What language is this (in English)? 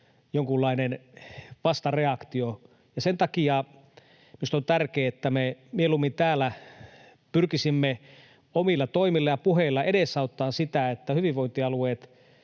Finnish